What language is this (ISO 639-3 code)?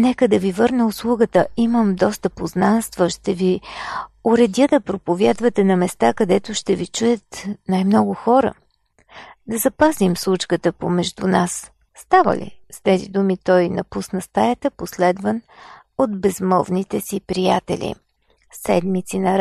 bul